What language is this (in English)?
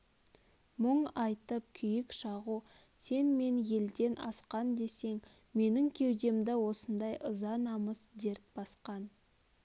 Kazakh